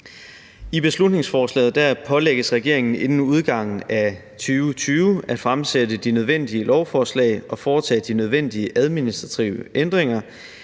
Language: Danish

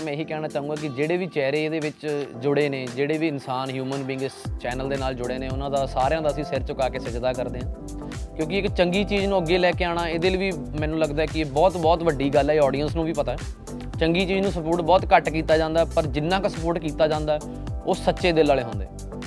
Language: Punjabi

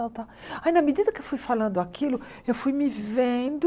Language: Portuguese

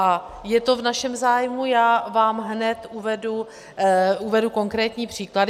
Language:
Czech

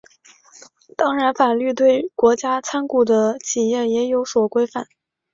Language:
Chinese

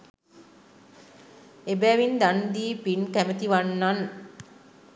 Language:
Sinhala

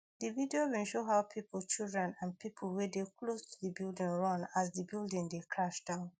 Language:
Nigerian Pidgin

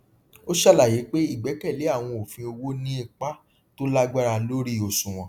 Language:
Yoruba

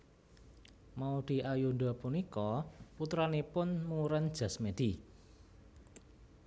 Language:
Javanese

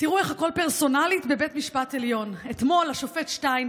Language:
Hebrew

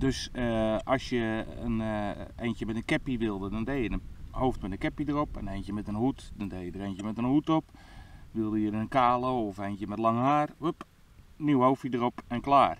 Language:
Dutch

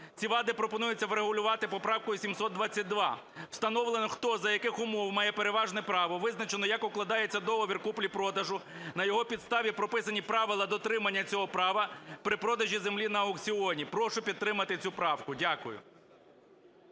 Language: Ukrainian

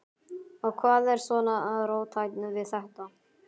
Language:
Icelandic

